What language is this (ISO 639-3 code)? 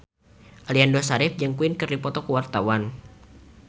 sun